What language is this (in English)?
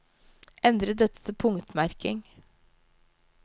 Norwegian